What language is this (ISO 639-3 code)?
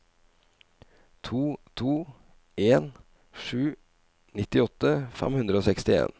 nor